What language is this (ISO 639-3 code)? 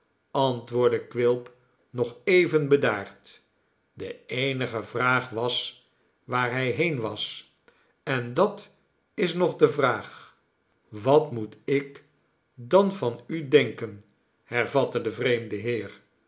nld